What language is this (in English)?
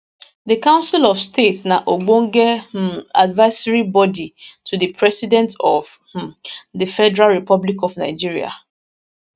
Nigerian Pidgin